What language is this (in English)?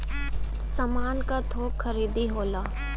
Bhojpuri